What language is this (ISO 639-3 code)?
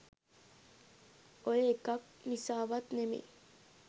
sin